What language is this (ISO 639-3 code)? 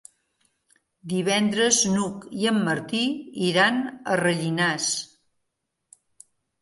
cat